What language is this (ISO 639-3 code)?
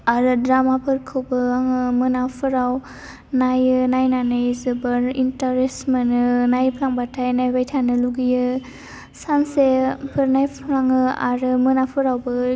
brx